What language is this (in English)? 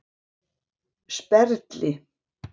Icelandic